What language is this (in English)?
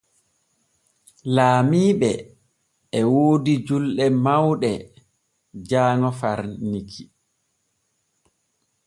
Borgu Fulfulde